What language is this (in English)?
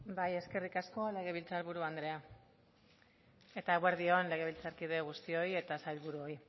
Basque